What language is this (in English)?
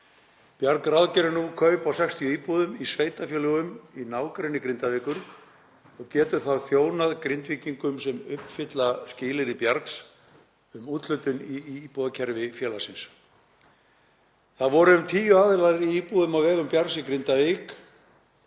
Icelandic